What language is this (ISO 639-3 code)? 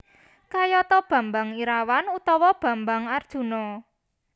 jav